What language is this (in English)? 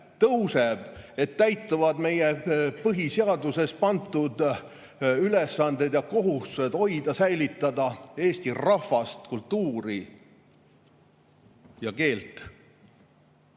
Estonian